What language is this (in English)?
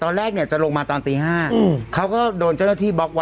Thai